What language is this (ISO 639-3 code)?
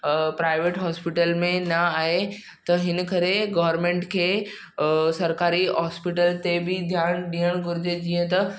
snd